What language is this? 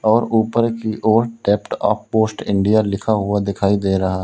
Hindi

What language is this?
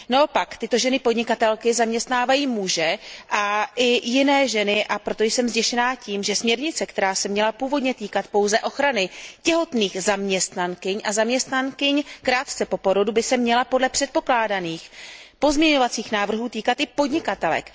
Czech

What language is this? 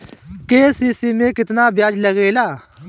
Bhojpuri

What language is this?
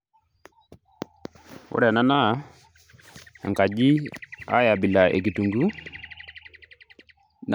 Masai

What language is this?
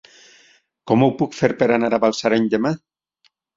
Catalan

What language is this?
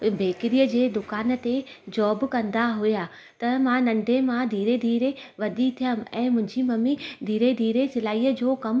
Sindhi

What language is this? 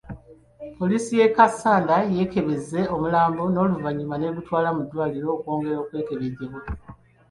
Ganda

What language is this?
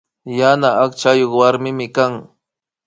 Imbabura Highland Quichua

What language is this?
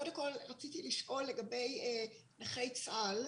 Hebrew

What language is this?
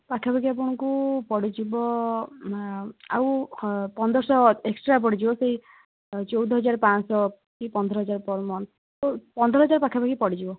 Odia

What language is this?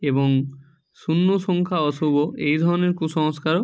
Bangla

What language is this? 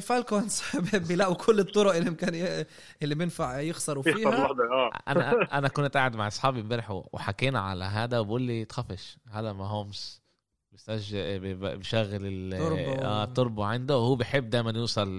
Arabic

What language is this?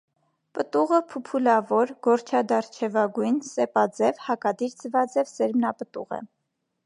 Armenian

